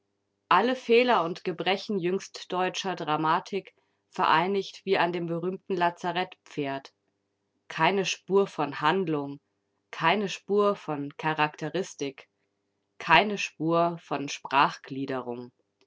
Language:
German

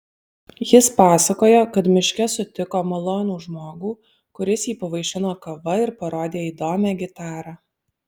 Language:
Lithuanian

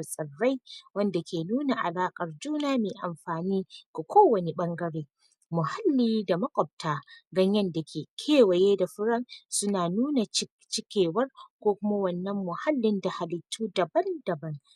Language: Hausa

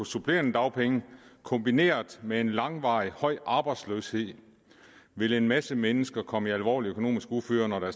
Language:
Danish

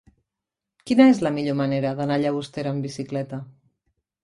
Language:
Catalan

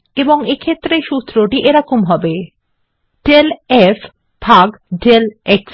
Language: Bangla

